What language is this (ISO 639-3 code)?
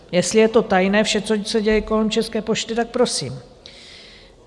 ces